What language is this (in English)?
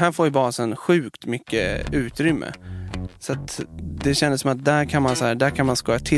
Swedish